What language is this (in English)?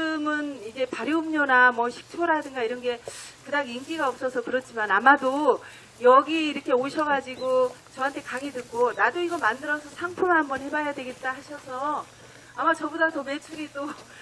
Korean